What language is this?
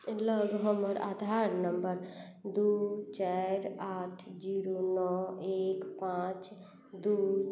Maithili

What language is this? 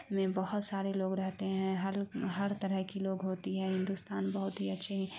Urdu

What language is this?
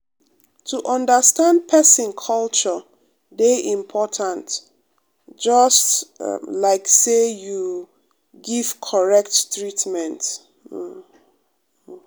Nigerian Pidgin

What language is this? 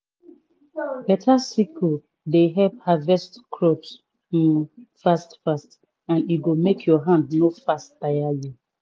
Nigerian Pidgin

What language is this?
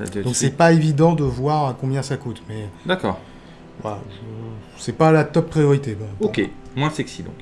French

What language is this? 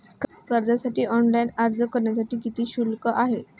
Marathi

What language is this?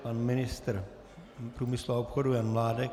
Czech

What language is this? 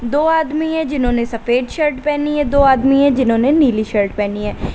Hindi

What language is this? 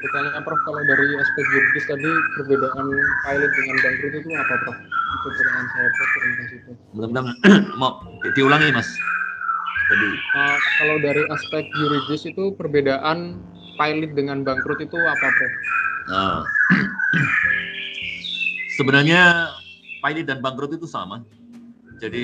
Indonesian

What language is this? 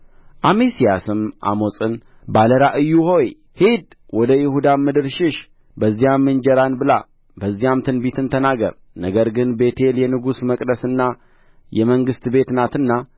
Amharic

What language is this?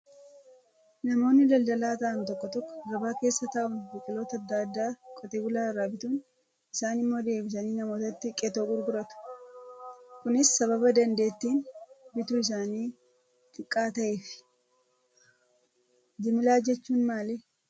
Oromo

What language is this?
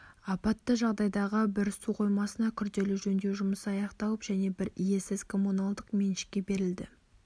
Kazakh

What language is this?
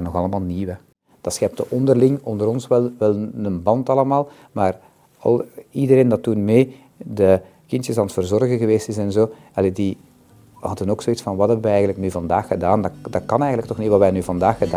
Dutch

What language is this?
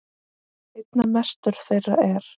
Icelandic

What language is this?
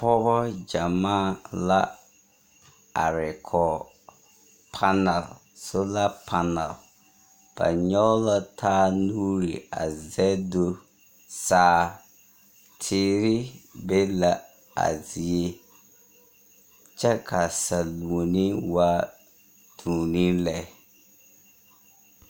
Southern Dagaare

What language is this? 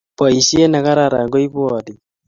Kalenjin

